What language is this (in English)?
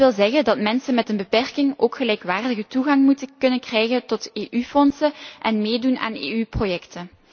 Dutch